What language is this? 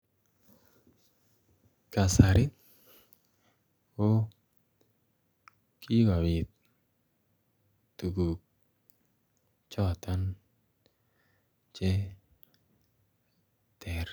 Kalenjin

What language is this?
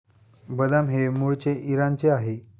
Marathi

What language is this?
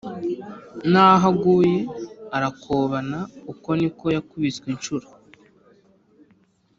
Kinyarwanda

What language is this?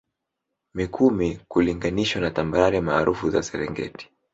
Swahili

